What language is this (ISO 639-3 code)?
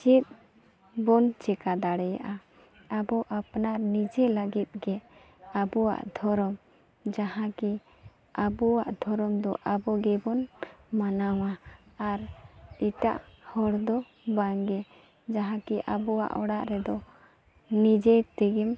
sat